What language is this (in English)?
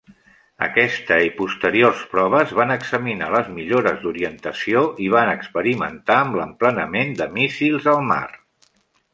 Catalan